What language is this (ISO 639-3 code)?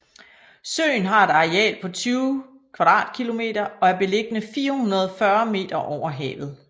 dan